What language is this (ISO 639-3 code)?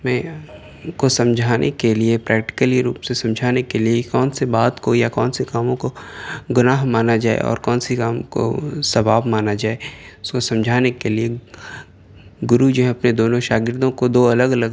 urd